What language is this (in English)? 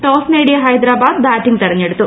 Malayalam